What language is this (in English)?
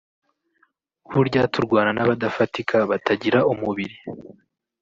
Kinyarwanda